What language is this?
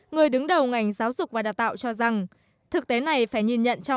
Vietnamese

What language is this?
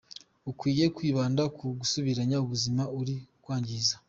Kinyarwanda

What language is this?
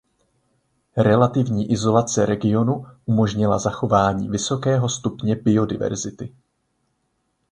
Czech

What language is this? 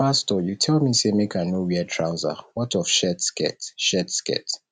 Nigerian Pidgin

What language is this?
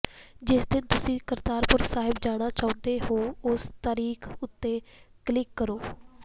Punjabi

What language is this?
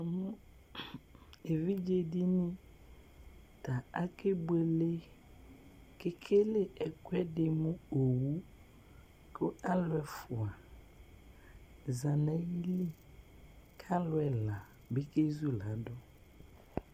Ikposo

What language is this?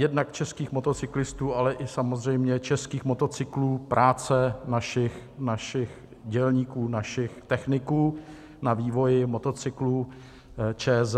Czech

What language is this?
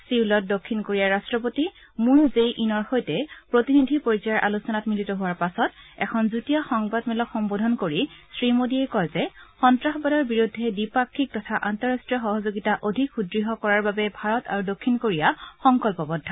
Assamese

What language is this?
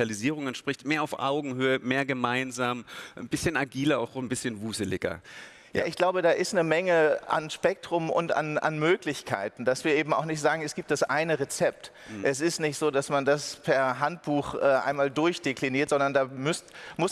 German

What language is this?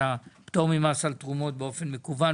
Hebrew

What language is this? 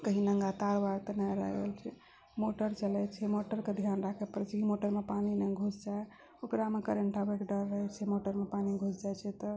Maithili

